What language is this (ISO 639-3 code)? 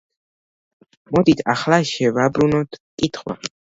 kat